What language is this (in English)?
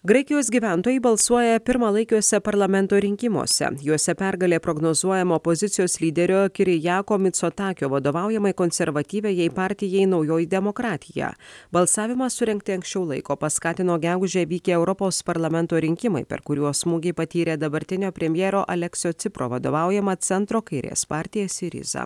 Lithuanian